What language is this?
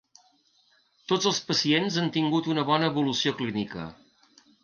Catalan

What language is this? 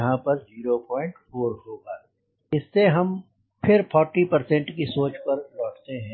Hindi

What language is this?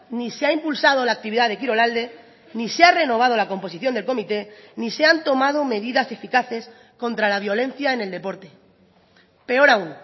Spanish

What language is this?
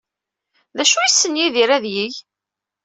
Kabyle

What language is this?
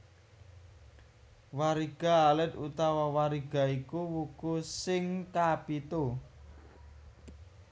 Javanese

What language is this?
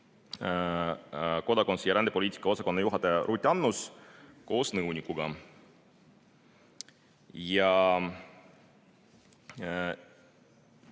Estonian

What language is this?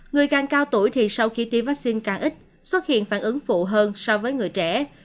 Vietnamese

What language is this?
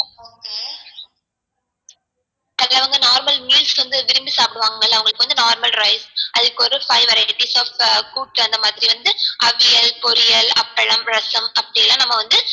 Tamil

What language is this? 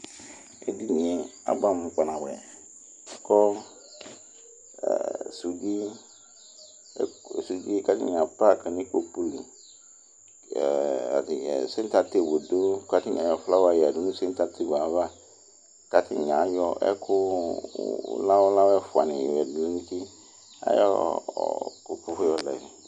Ikposo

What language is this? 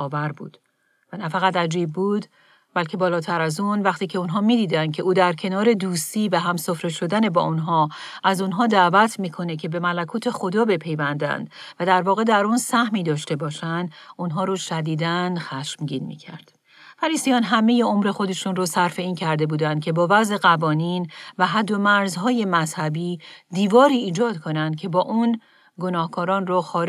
Persian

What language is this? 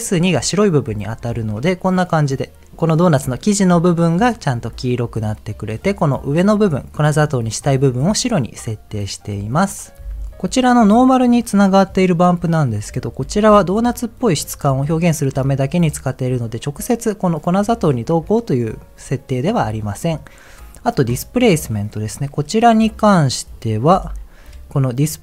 Japanese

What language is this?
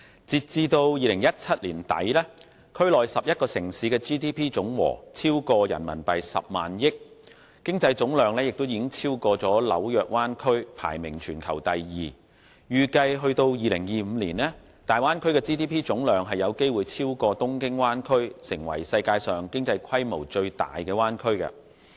Cantonese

